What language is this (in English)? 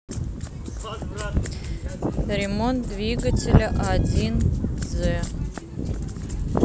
Russian